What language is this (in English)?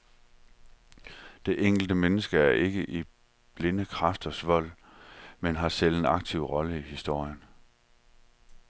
Danish